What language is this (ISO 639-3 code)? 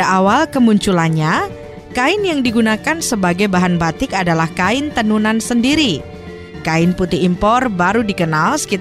ind